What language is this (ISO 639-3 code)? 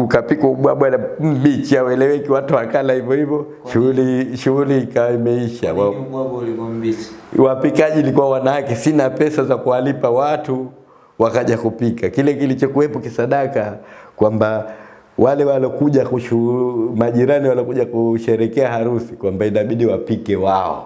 ind